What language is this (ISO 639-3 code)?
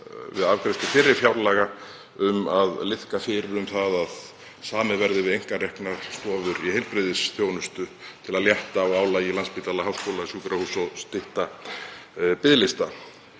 isl